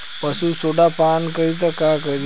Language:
Bhojpuri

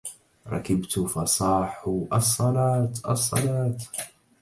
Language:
Arabic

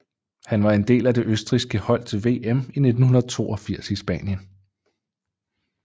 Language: Danish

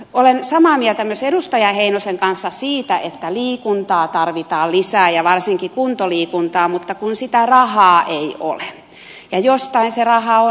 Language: Finnish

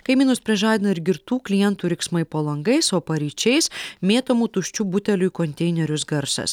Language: Lithuanian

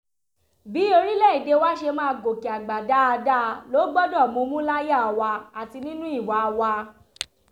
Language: Yoruba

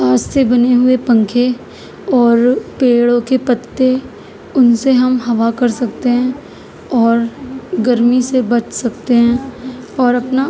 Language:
Urdu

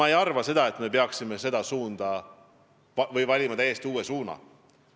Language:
Estonian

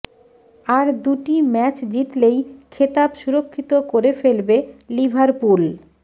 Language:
Bangla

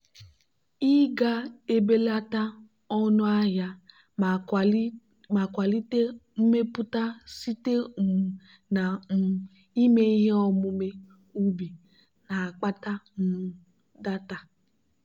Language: Igbo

